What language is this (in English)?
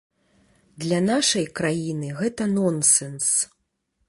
Belarusian